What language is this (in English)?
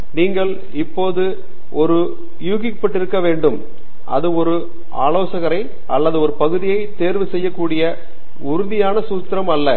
Tamil